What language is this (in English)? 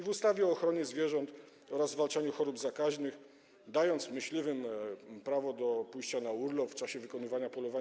Polish